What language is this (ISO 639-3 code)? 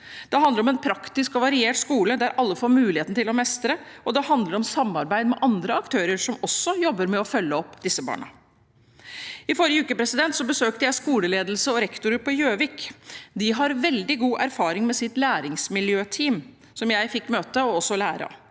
nor